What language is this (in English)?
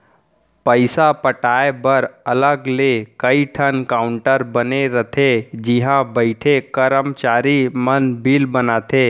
Chhattisgarhi